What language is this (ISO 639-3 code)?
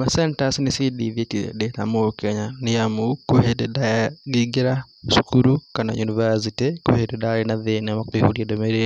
kik